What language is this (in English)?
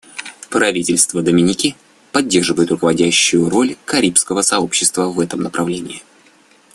Russian